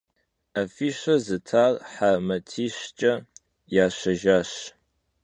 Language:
Kabardian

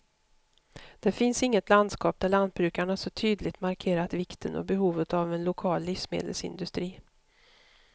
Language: Swedish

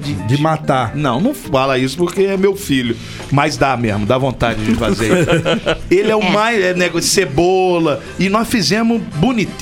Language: Portuguese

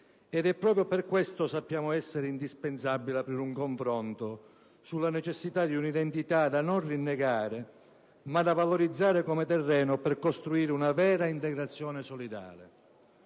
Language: Italian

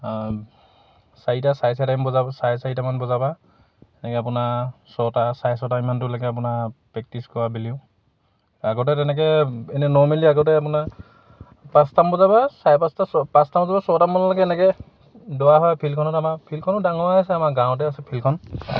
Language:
Assamese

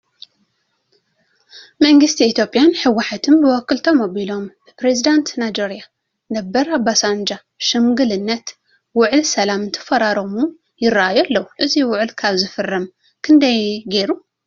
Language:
Tigrinya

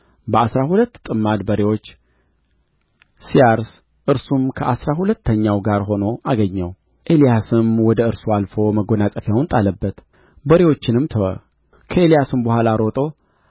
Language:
Amharic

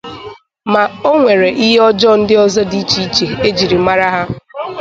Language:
Igbo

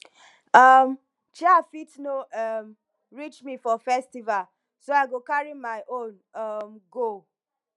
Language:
Nigerian Pidgin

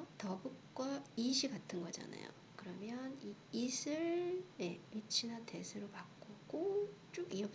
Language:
Korean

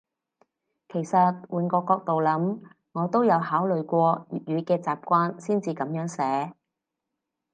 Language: Cantonese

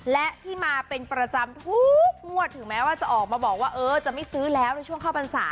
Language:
Thai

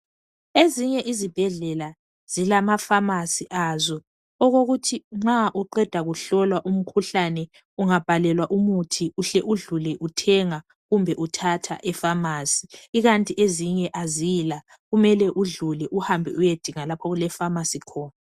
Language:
North Ndebele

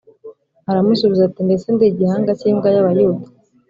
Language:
Kinyarwanda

